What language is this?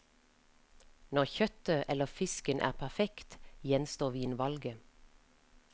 Norwegian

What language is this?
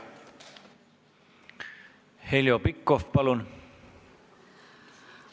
Estonian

